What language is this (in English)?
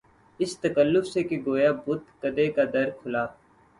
Urdu